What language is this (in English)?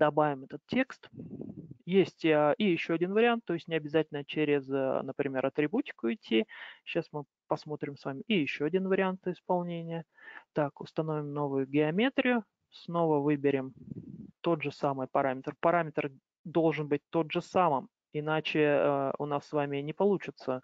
Russian